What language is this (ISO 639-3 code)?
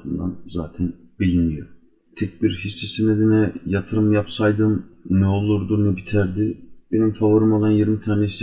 tur